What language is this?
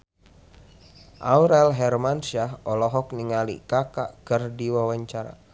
Sundanese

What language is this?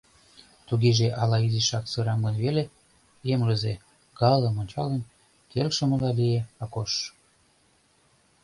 Mari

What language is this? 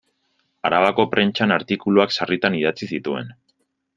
Basque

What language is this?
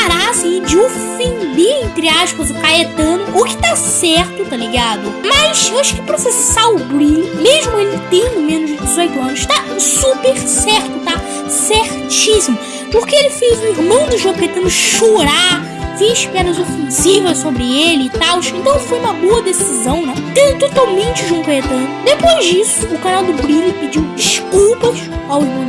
Portuguese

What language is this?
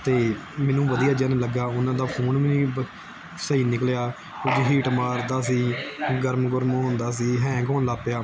Punjabi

